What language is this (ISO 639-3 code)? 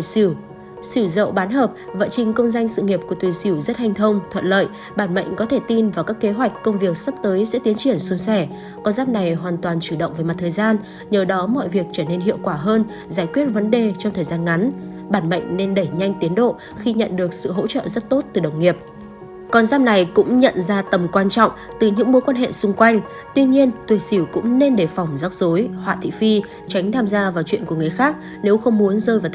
vie